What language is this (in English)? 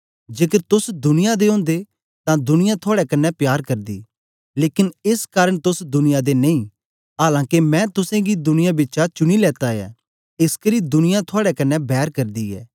Dogri